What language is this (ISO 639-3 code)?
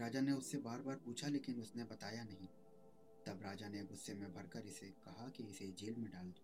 hin